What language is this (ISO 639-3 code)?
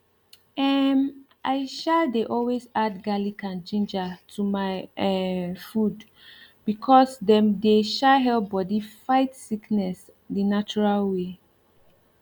pcm